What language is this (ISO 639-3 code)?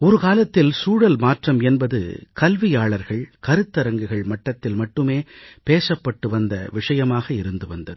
tam